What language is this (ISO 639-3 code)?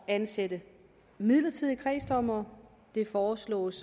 dan